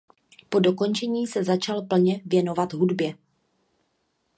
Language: Czech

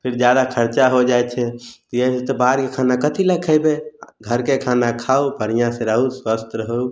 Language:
Maithili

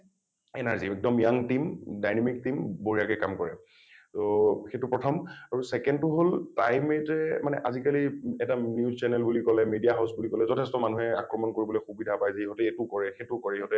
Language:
Assamese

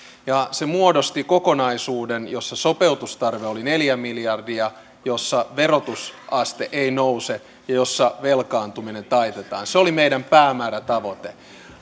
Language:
Finnish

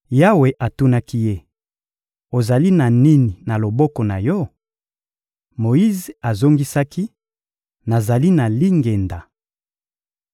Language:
Lingala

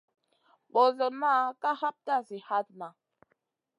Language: Masana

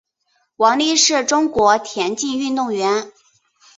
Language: Chinese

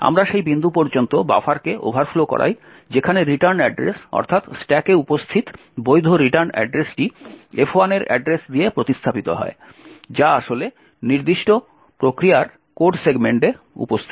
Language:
Bangla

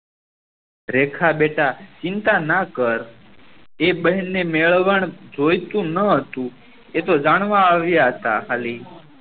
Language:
Gujarati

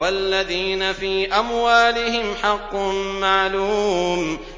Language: Arabic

